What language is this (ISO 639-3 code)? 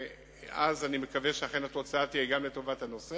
heb